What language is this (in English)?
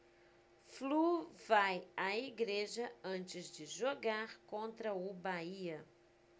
Portuguese